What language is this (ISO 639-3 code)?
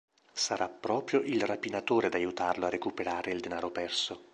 ita